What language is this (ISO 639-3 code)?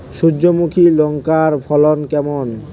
ben